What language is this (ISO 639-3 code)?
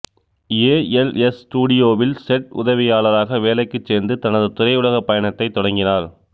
tam